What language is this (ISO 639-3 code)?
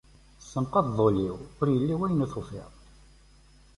kab